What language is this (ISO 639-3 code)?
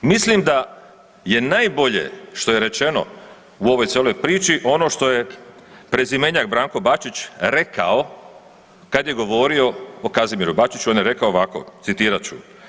hrv